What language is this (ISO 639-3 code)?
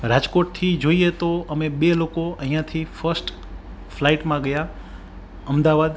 guj